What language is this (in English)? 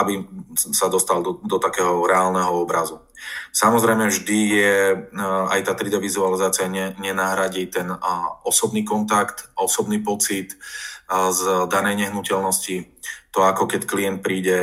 Slovak